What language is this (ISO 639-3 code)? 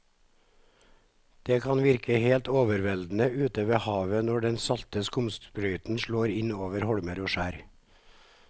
nor